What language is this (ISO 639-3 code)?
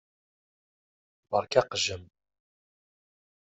kab